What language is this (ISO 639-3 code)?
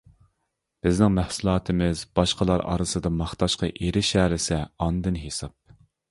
uig